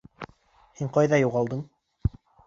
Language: Bashkir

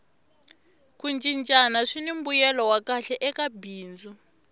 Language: Tsonga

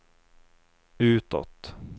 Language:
Swedish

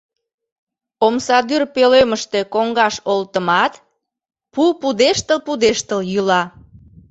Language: Mari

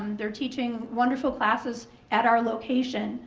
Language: English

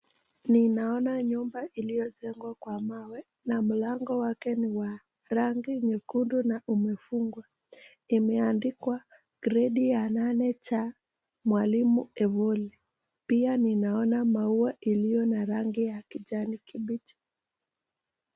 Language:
Swahili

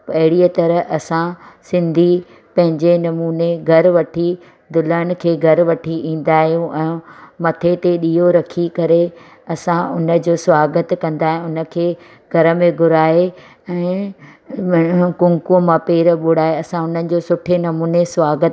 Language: Sindhi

